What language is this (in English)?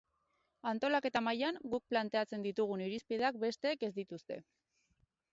Basque